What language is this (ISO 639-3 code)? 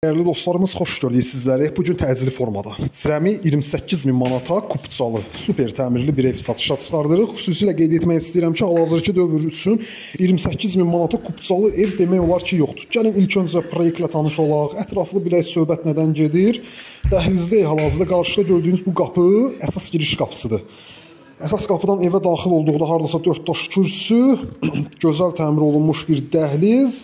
tur